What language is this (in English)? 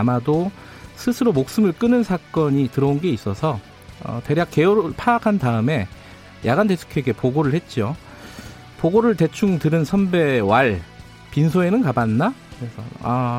Korean